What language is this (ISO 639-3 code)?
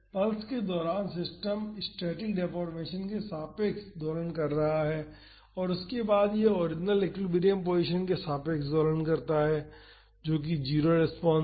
hin